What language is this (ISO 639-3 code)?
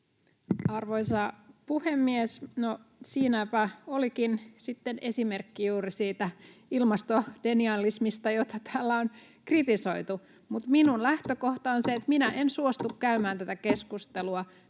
fin